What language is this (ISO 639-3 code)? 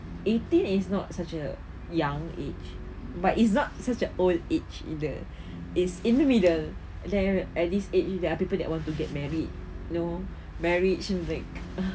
eng